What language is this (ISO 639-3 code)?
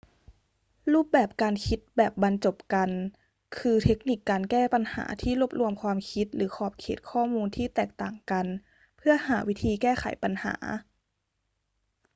tha